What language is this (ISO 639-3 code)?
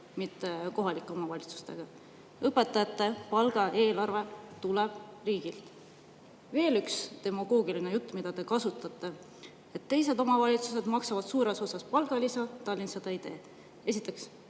est